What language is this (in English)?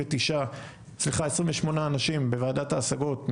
Hebrew